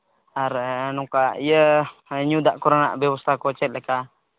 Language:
Santali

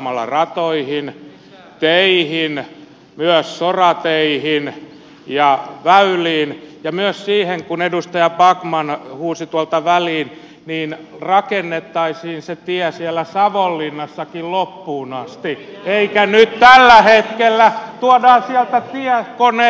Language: Finnish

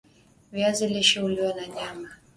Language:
Swahili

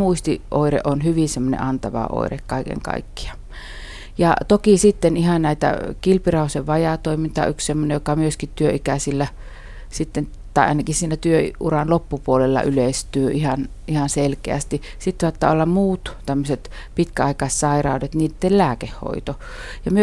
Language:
Finnish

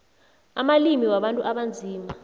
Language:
South Ndebele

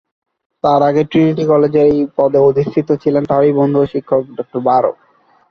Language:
Bangla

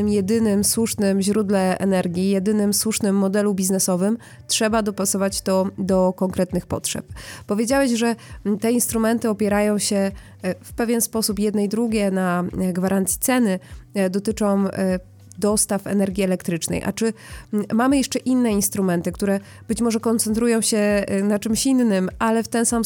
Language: Polish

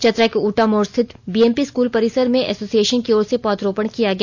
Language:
Hindi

